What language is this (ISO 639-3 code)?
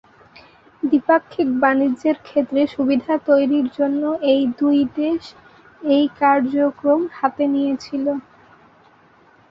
ben